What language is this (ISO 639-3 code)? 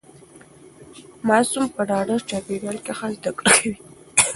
pus